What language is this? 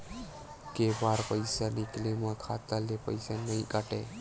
Chhattisgarhi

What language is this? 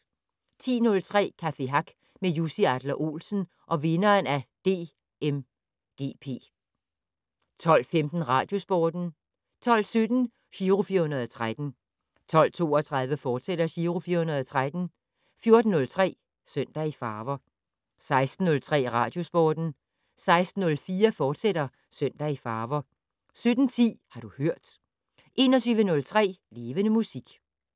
Danish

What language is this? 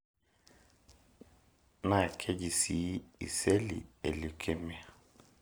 Masai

